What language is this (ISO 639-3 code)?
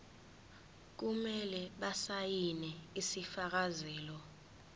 zul